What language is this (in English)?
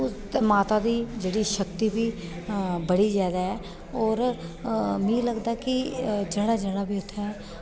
Dogri